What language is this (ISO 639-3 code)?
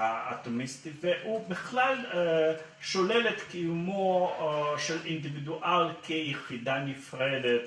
heb